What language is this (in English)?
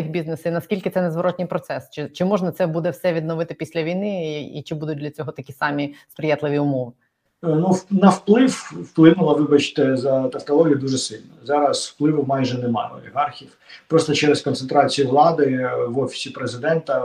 Ukrainian